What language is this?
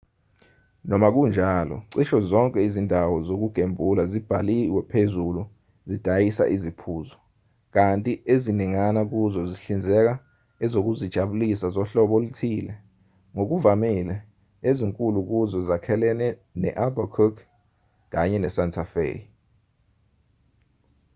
Zulu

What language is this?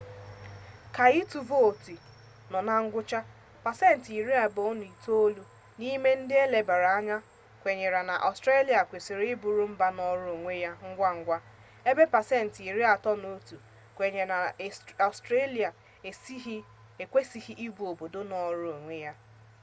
Igbo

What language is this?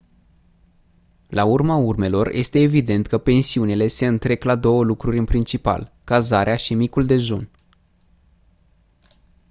Romanian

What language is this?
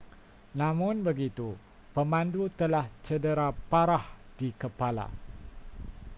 Malay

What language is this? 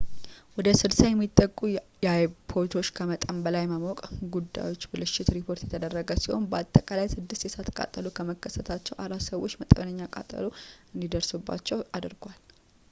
Amharic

